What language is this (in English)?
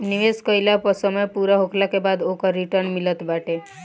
Bhojpuri